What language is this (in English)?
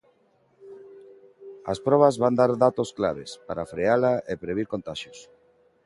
Galician